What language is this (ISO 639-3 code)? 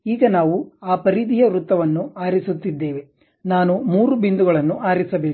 kan